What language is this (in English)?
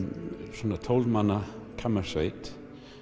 Icelandic